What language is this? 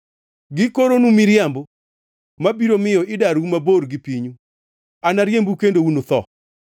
Luo (Kenya and Tanzania)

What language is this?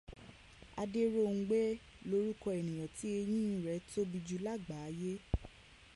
Yoruba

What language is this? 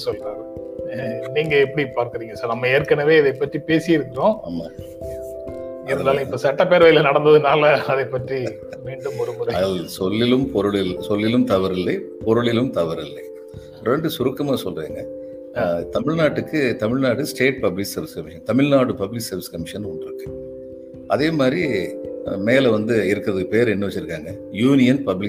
Tamil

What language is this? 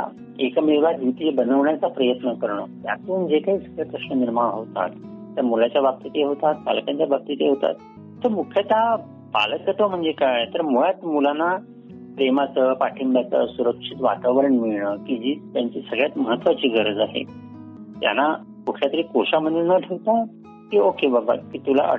Marathi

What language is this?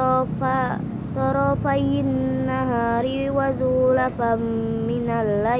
Indonesian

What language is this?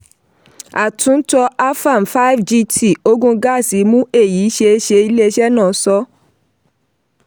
Yoruba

